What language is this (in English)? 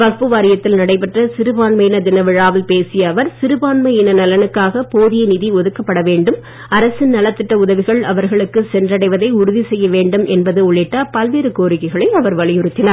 Tamil